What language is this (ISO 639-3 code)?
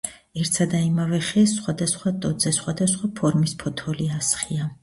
kat